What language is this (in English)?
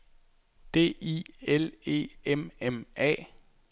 Danish